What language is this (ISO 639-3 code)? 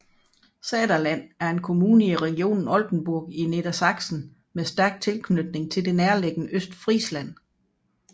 dan